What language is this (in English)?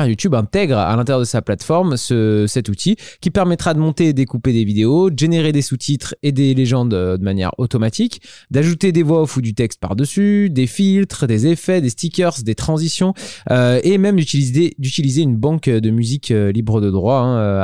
French